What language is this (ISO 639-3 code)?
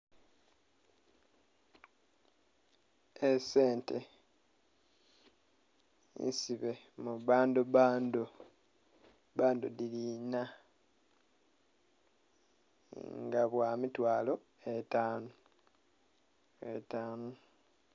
xog